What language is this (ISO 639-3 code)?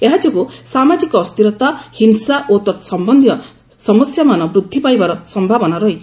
ori